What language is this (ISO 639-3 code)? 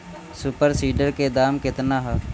bho